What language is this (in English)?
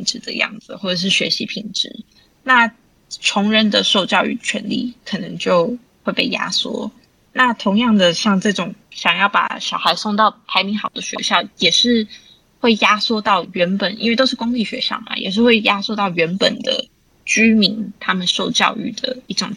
Chinese